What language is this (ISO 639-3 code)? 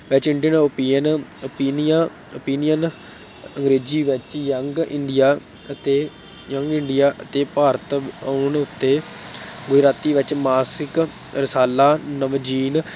pan